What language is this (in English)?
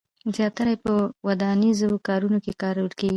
Pashto